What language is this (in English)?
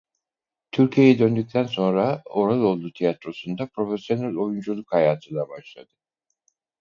Turkish